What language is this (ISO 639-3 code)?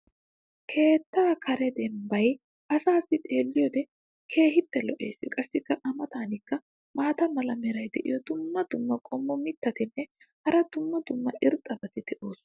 wal